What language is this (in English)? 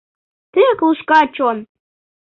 Mari